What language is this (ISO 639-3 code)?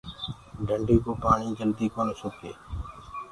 ggg